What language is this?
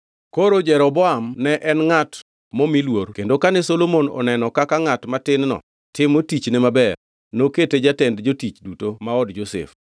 Luo (Kenya and Tanzania)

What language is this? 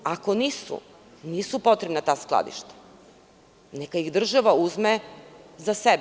Serbian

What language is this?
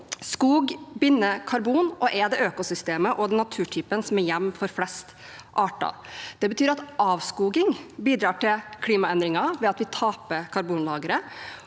Norwegian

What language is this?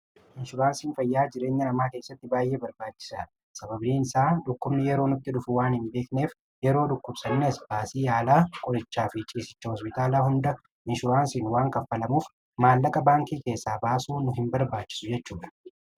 Oromo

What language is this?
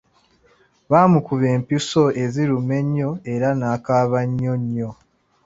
Ganda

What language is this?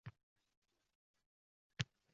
Uzbek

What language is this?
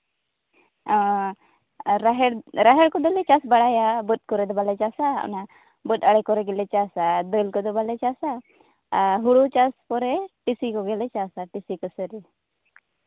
Santali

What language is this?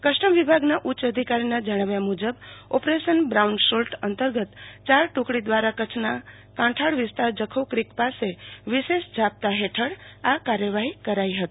Gujarati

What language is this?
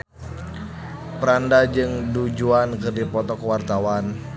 Sundanese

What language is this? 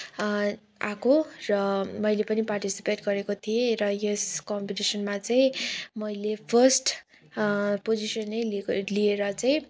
Nepali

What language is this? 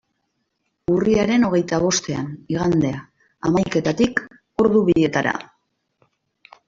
Basque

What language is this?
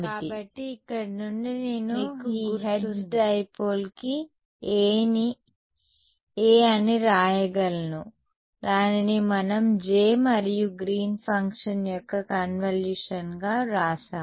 Telugu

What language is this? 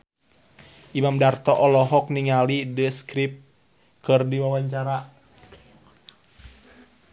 Sundanese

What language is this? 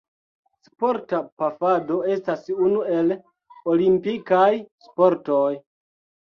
Esperanto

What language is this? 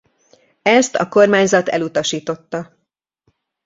Hungarian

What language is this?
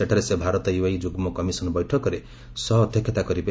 Odia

